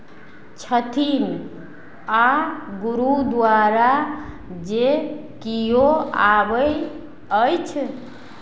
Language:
Maithili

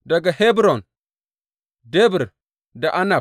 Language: Hausa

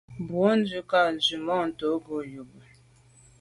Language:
Medumba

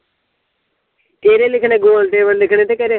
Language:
Punjabi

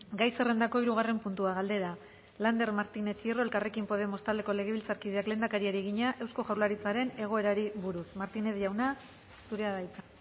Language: Basque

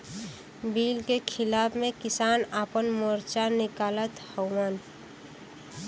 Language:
Bhojpuri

